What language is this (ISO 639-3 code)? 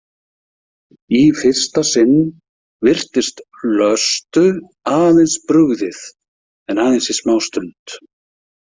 isl